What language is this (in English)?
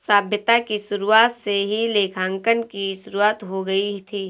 Hindi